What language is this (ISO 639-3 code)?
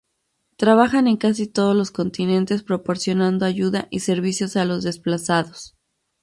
spa